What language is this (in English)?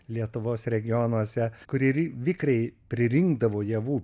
Lithuanian